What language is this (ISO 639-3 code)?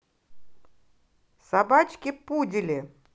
rus